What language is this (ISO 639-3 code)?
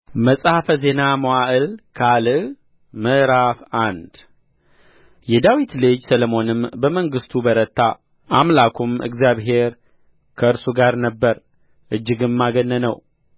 amh